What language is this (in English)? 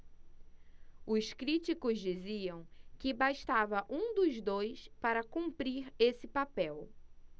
Portuguese